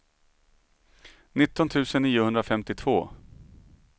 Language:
Swedish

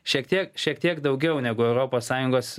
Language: Lithuanian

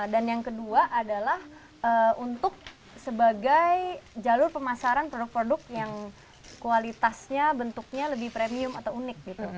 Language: Indonesian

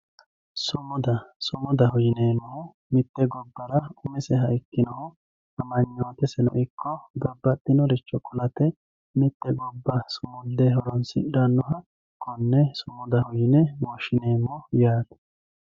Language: Sidamo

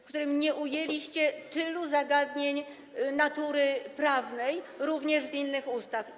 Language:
Polish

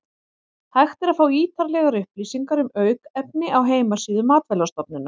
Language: Icelandic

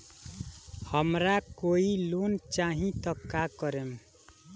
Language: Bhojpuri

